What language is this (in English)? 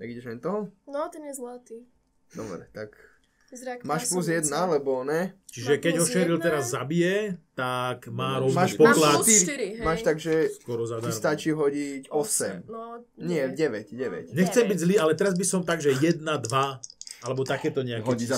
Slovak